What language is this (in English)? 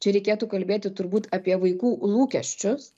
Lithuanian